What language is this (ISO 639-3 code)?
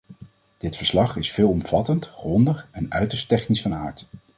nld